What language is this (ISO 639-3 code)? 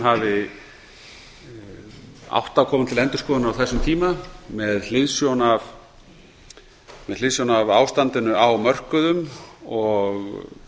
isl